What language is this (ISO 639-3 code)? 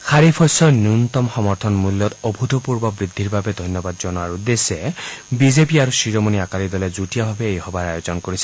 asm